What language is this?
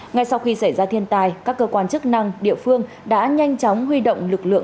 Vietnamese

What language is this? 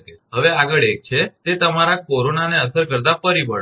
Gujarati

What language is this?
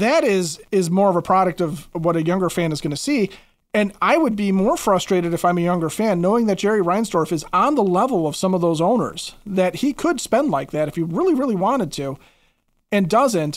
English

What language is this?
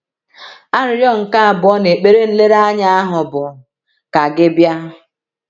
Igbo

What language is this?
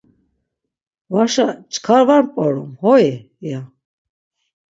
Laz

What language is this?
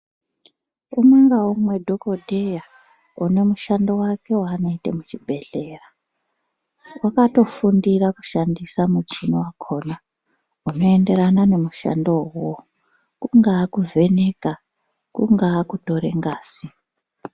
Ndau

